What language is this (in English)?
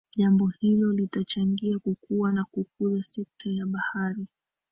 Swahili